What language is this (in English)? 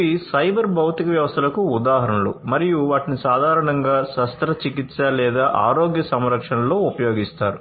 Telugu